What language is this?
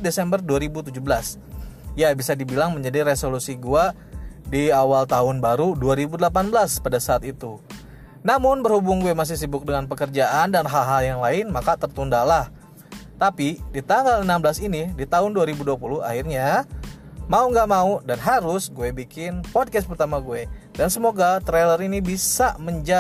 Indonesian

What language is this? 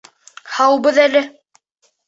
Bashkir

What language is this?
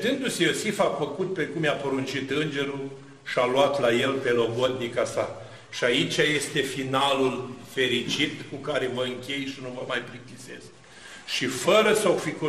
Romanian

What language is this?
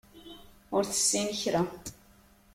Kabyle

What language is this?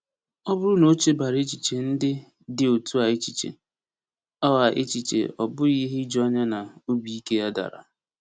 Igbo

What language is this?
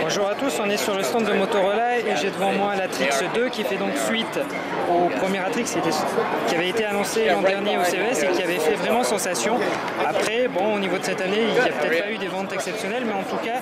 French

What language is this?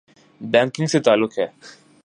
Urdu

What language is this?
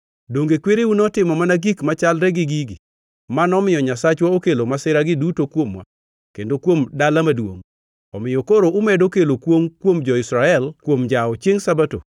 Luo (Kenya and Tanzania)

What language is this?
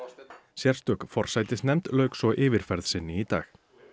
Icelandic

